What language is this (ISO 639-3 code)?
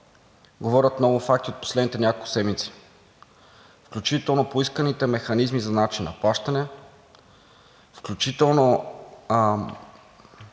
bul